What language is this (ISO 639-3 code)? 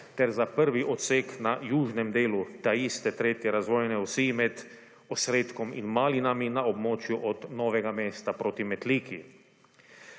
slv